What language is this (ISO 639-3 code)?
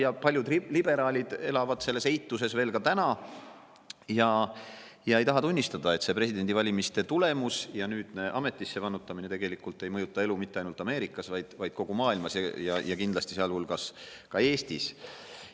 est